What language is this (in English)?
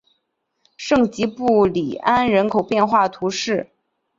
Chinese